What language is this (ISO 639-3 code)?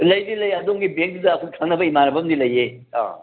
mni